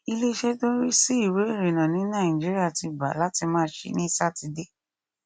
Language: Yoruba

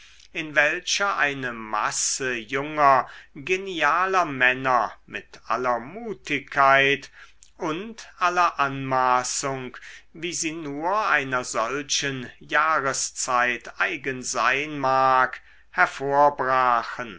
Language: German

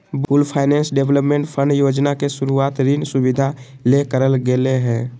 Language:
Magahi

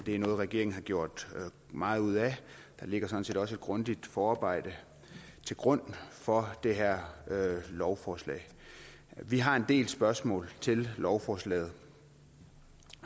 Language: Danish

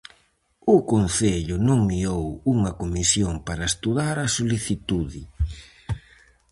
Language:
Galician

